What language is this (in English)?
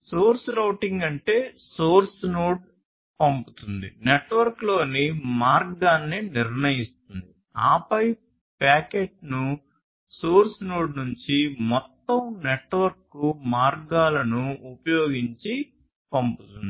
Telugu